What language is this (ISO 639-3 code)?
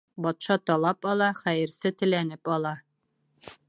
bak